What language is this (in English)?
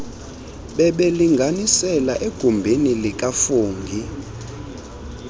Xhosa